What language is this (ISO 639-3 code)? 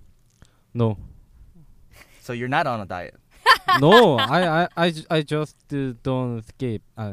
kor